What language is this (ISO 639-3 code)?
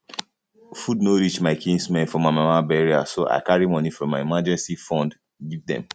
pcm